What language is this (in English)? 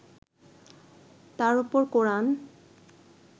Bangla